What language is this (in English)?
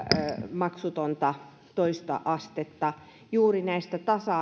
Finnish